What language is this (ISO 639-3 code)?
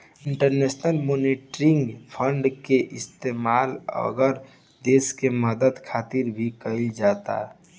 bho